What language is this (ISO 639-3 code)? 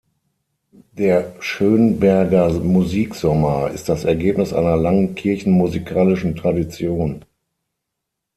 deu